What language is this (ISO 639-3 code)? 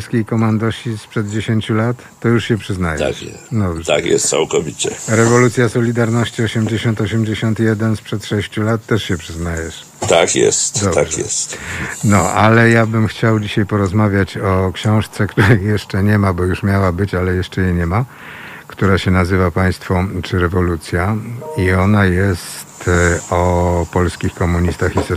pol